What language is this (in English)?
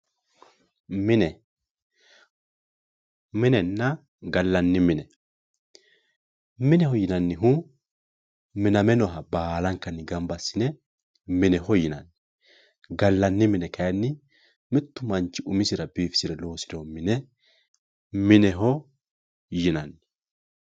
Sidamo